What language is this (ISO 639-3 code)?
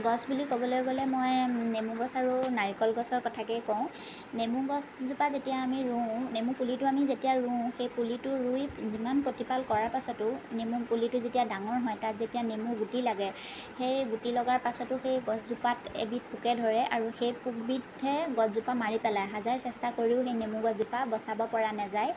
asm